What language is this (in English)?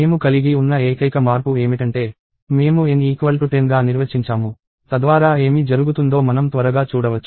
Telugu